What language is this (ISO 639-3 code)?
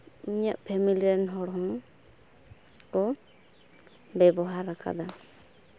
sat